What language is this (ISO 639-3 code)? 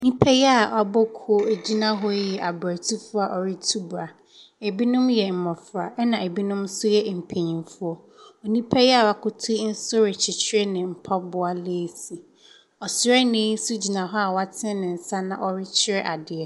aka